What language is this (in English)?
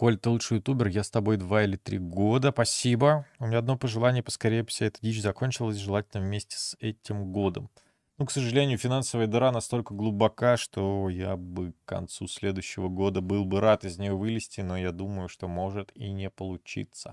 Russian